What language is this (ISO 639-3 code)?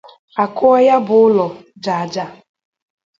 ibo